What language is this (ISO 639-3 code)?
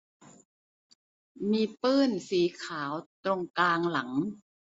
tha